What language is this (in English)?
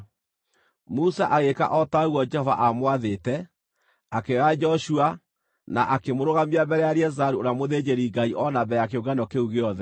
Kikuyu